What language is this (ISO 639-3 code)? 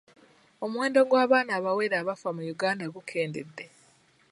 lug